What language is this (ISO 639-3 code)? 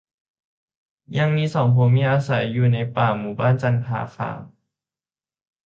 tha